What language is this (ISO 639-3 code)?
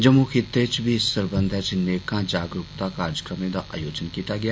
doi